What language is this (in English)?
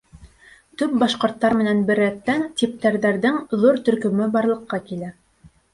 Bashkir